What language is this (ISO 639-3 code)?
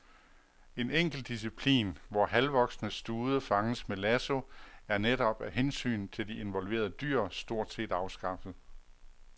dan